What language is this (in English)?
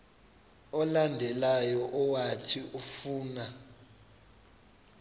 Xhosa